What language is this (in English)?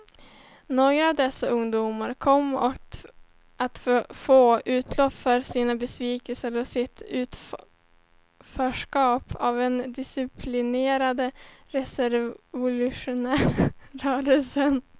Swedish